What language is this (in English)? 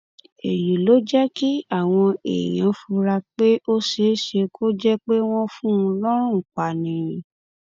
Yoruba